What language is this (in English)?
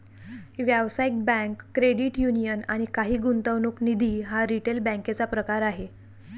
Marathi